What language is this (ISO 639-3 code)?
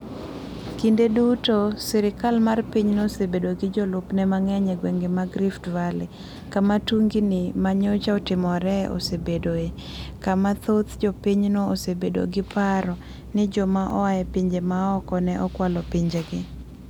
luo